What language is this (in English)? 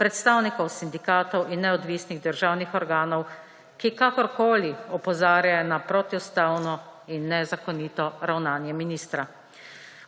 Slovenian